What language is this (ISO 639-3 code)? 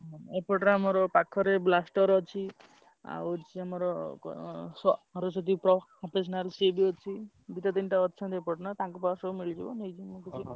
ori